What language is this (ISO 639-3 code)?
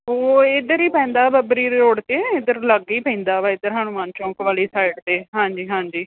pan